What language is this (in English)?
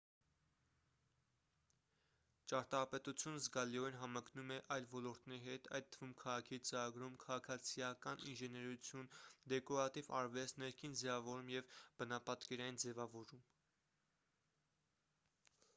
Armenian